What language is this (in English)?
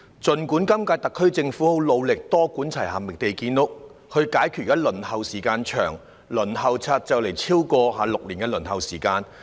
Cantonese